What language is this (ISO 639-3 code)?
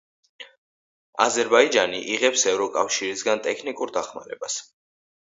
kat